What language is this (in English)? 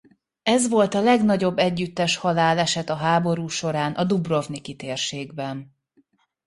Hungarian